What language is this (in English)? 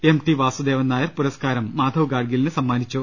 Malayalam